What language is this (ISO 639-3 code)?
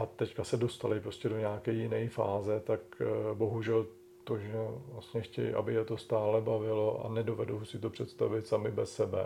ces